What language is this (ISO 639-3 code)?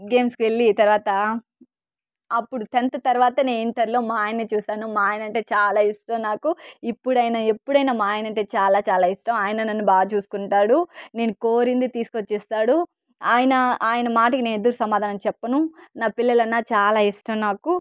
tel